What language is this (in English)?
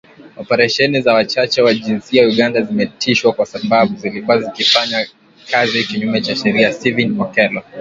Swahili